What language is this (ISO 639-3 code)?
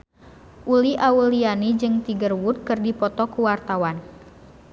sun